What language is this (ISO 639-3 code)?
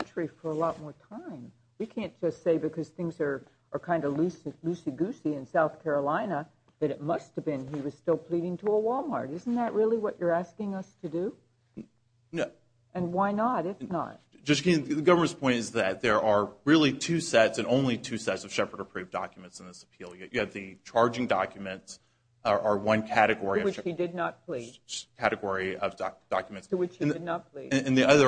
eng